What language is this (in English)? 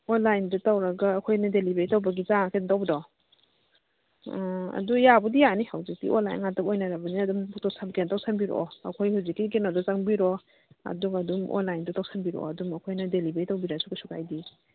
Manipuri